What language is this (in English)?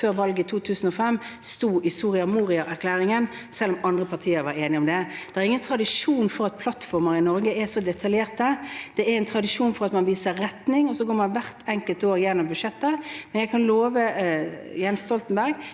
Norwegian